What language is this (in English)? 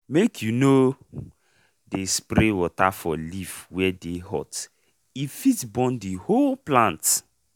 Nigerian Pidgin